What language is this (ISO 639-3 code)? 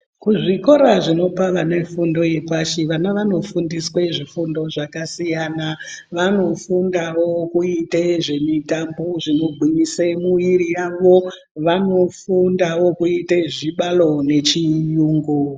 ndc